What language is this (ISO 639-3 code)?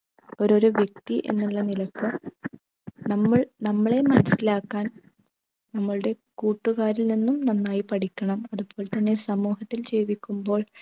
mal